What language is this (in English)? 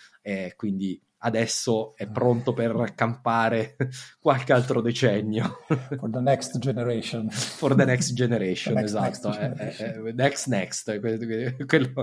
Italian